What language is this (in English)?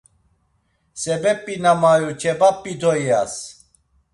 Laz